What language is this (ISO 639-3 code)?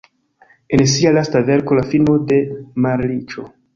epo